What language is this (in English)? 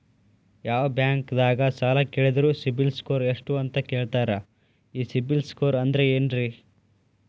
Kannada